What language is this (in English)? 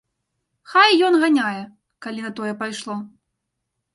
Belarusian